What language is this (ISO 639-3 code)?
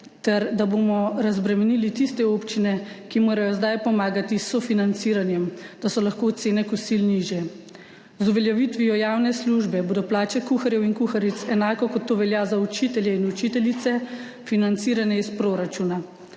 slv